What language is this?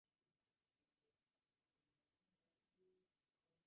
Divehi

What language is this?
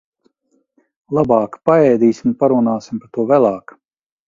Latvian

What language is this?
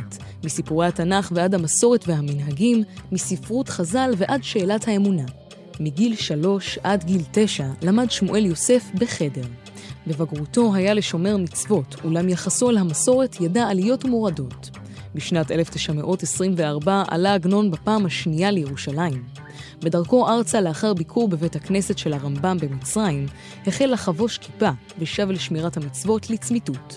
Hebrew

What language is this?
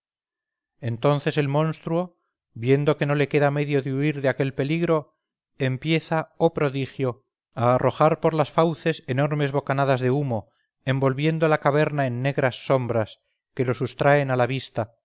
Spanish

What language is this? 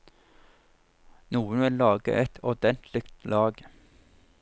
Norwegian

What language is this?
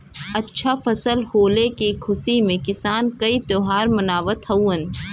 Bhojpuri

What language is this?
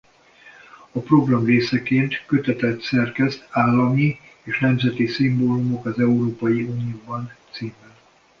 Hungarian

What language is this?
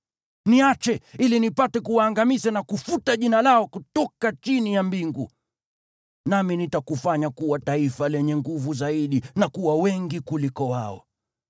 Swahili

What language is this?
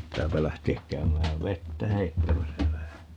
Finnish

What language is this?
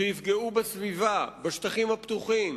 Hebrew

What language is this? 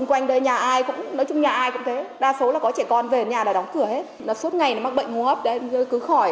Vietnamese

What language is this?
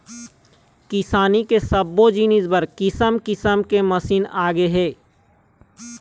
Chhattisgarhi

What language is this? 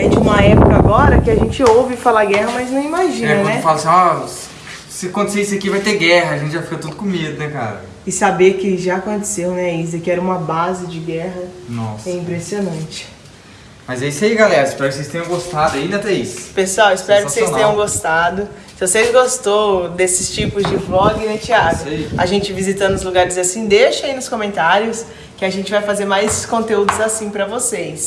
Portuguese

